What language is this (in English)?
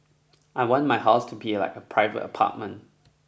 English